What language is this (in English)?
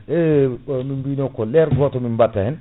Fula